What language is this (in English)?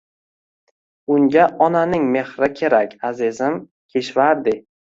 Uzbek